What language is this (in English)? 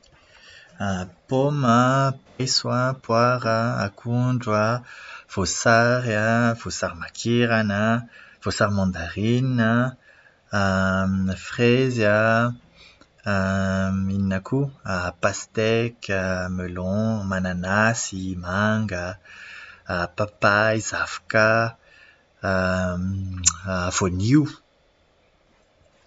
Malagasy